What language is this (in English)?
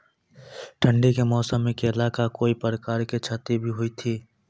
Maithili